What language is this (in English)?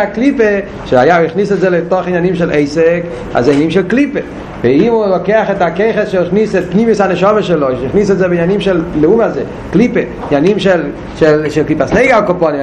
Hebrew